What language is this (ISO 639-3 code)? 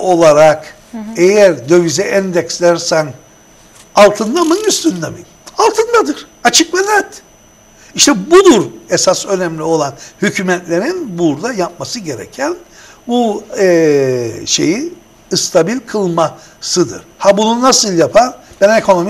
tur